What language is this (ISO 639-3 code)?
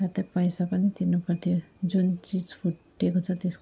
nep